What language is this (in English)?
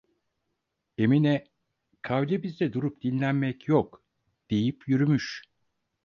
Turkish